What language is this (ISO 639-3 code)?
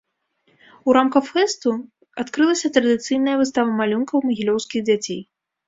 bel